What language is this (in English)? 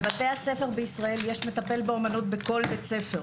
Hebrew